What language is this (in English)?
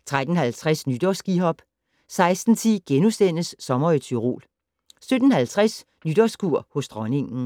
Danish